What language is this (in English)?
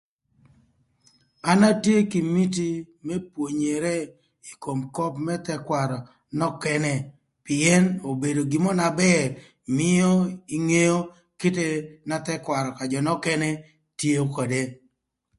Thur